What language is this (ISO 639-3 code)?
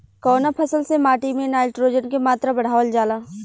bho